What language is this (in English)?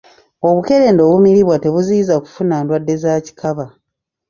Ganda